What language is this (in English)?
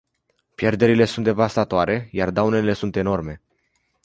Romanian